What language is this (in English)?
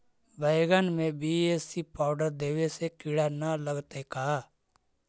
Magahi